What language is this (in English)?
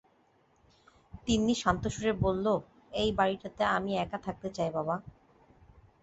Bangla